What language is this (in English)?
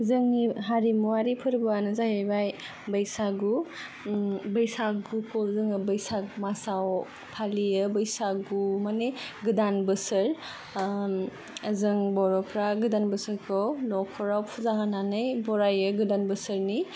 Bodo